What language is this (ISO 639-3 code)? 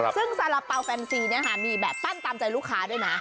tha